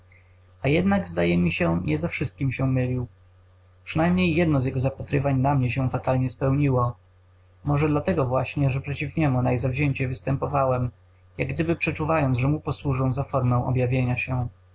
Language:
Polish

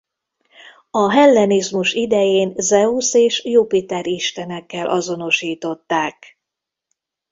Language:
Hungarian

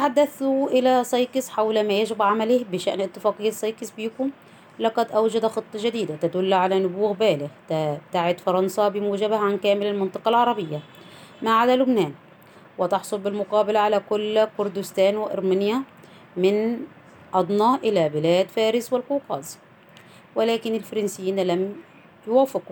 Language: Arabic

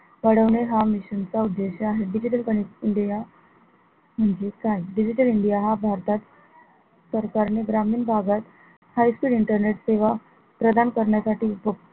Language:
Marathi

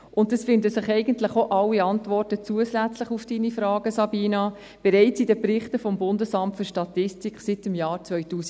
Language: Swiss German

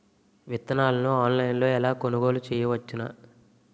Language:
Telugu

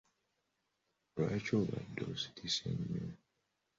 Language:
Ganda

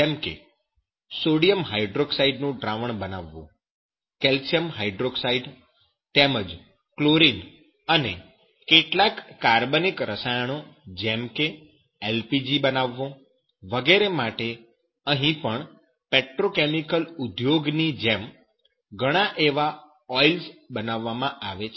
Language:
Gujarati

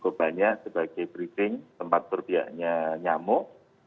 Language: Indonesian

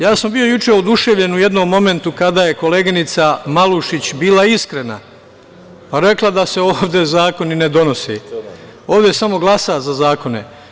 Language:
Serbian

